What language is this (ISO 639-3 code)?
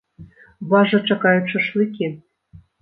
bel